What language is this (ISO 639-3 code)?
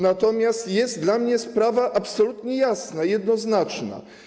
pol